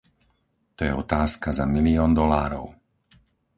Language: Slovak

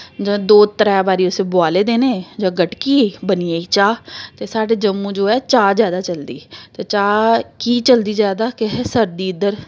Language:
Dogri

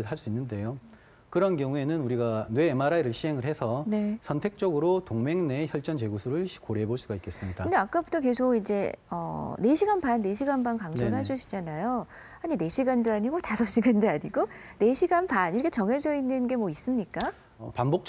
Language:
Korean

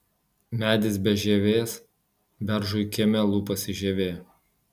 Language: Lithuanian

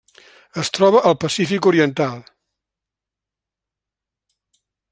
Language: Catalan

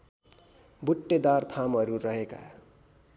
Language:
Nepali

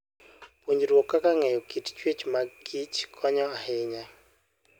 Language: Luo (Kenya and Tanzania)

